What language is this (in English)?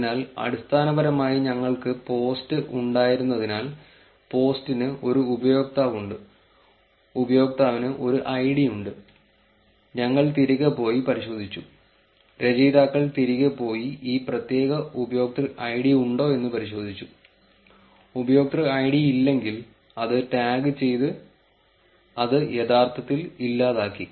Malayalam